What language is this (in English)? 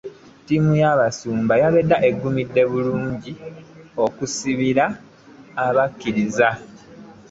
Ganda